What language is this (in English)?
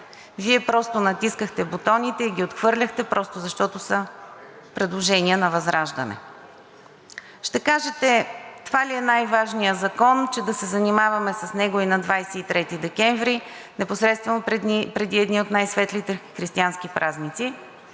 Bulgarian